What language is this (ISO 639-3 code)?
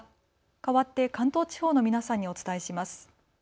jpn